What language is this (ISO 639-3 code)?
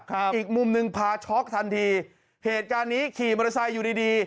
tha